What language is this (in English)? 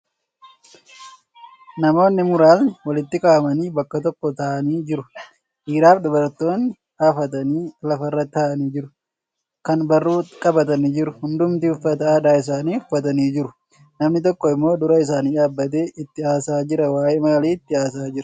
Oromo